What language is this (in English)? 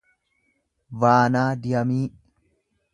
Oromo